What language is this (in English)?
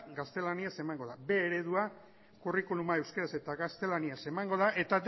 Basque